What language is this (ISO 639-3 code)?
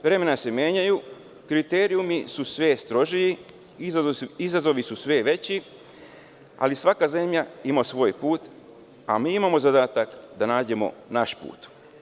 srp